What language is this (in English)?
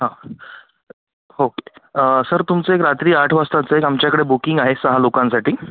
Marathi